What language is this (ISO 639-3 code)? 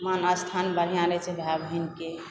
mai